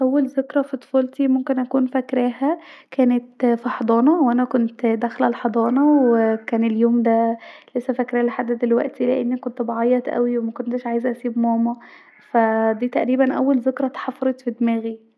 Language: Egyptian Arabic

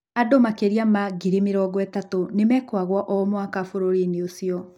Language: Kikuyu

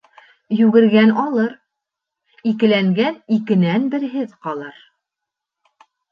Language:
Bashkir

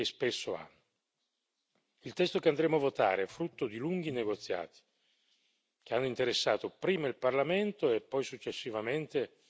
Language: Italian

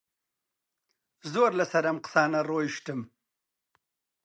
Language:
Central Kurdish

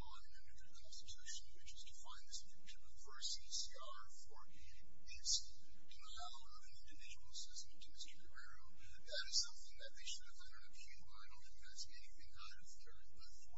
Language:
English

